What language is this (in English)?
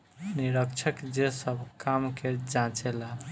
Bhojpuri